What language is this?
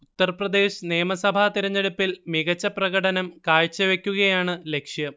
Malayalam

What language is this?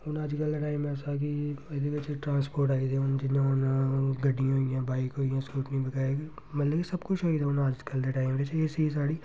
Dogri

